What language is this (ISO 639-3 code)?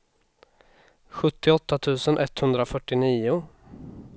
swe